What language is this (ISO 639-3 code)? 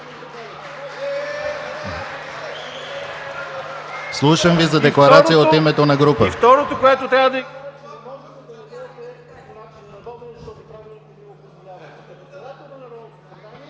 bul